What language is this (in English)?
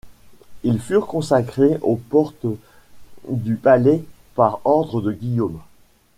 French